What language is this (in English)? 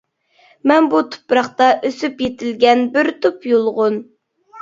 Uyghur